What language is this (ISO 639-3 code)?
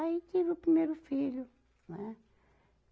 por